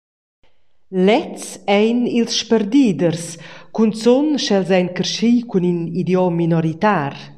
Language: Romansh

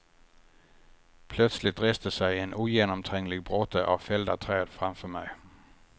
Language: Swedish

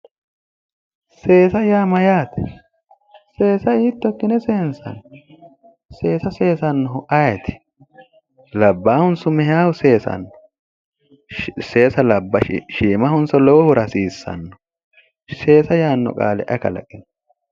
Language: Sidamo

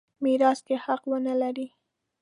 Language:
Pashto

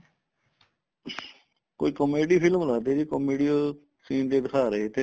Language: Punjabi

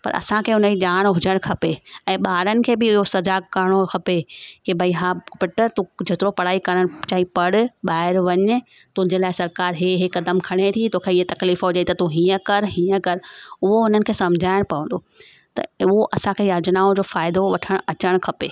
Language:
Sindhi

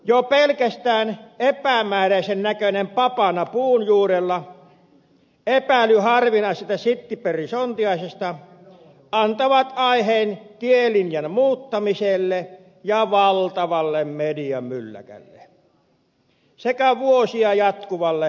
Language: Finnish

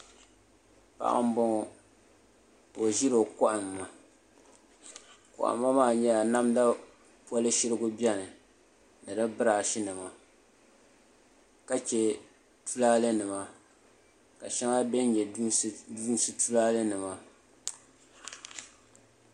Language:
Dagbani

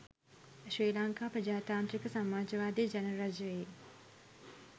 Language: Sinhala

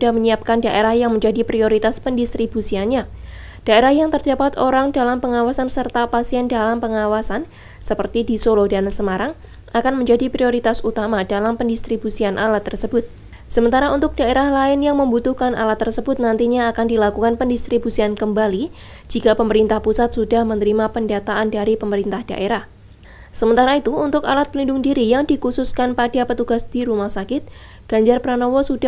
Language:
Indonesian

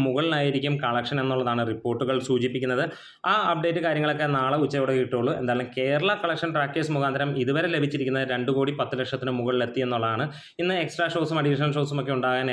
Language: Malayalam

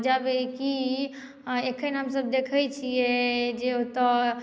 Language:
Maithili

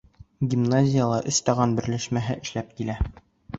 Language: Bashkir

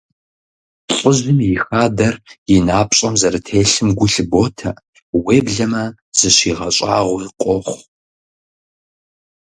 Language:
Kabardian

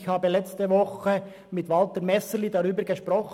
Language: Swiss German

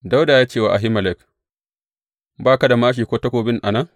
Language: Hausa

